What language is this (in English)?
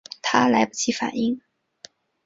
Chinese